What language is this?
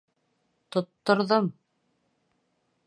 Bashkir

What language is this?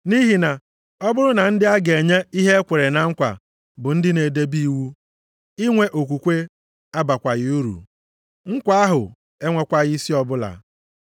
Igbo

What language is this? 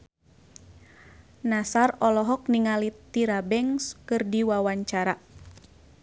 Sundanese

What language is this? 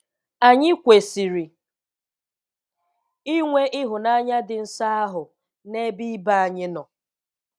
Igbo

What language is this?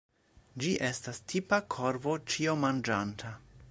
Esperanto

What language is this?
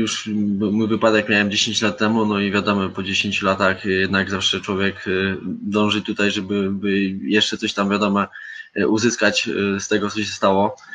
Polish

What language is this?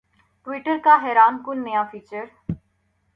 Urdu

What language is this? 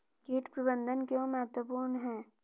Hindi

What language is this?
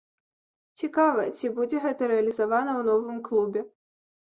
Belarusian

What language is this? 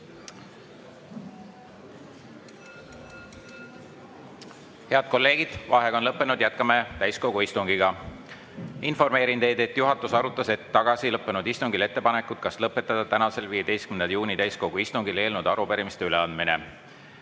Estonian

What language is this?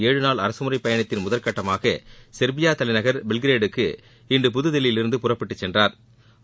Tamil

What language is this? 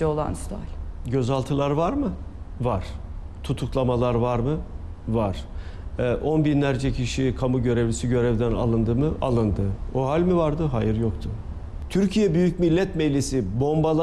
Turkish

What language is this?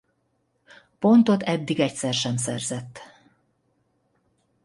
Hungarian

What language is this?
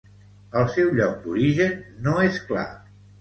Catalan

